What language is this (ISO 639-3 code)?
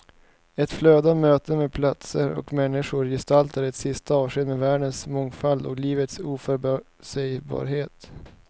swe